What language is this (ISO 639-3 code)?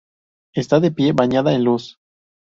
spa